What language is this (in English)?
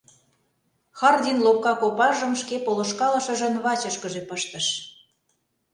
Mari